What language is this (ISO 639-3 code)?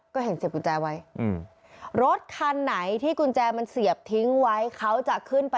tha